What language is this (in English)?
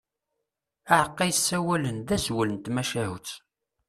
Kabyle